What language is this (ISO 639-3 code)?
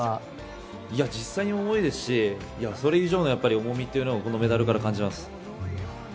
jpn